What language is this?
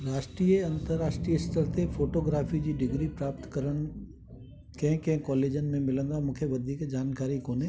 Sindhi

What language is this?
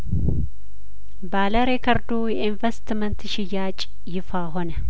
Amharic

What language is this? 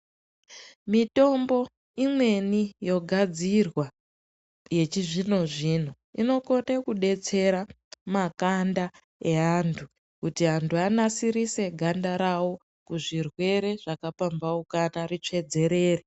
Ndau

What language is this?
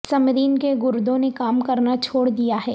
Urdu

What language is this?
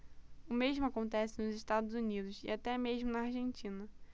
Portuguese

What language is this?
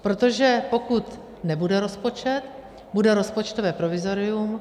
Czech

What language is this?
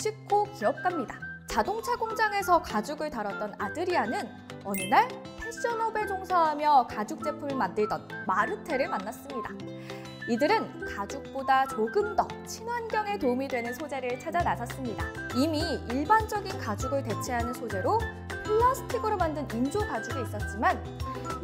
Korean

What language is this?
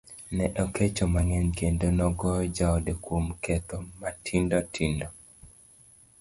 Luo (Kenya and Tanzania)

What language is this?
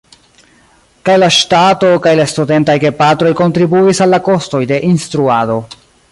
Esperanto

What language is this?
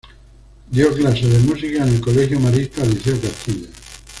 Spanish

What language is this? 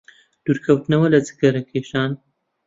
Central Kurdish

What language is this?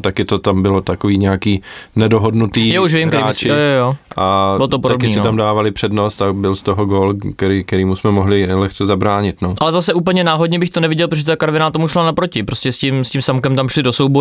Czech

